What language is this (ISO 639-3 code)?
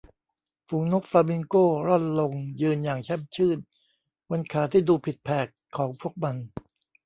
tha